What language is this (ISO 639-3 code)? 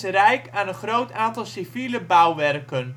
nld